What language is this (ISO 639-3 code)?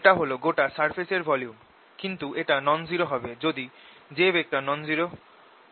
ben